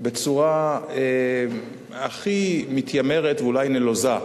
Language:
Hebrew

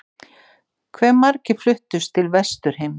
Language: Icelandic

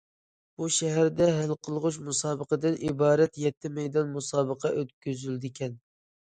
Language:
Uyghur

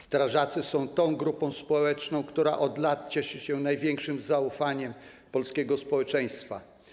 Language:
Polish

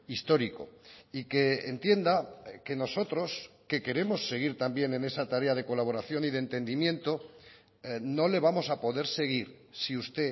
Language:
Spanish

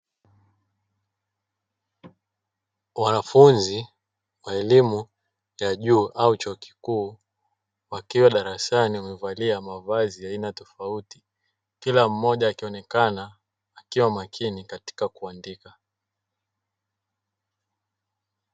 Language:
Swahili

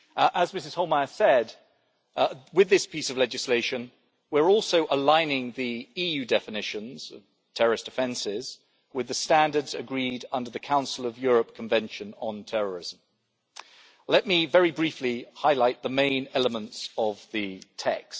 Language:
English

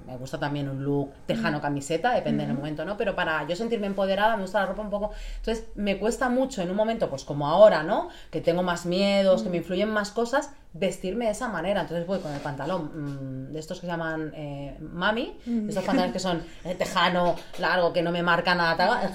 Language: Spanish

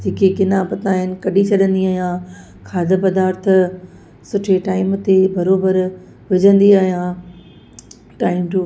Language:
Sindhi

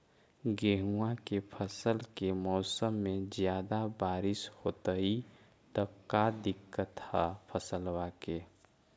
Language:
Magahi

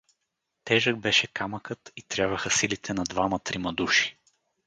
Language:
Bulgarian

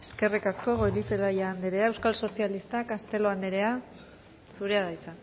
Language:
Basque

